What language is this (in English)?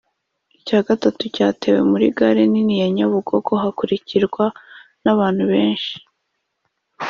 Kinyarwanda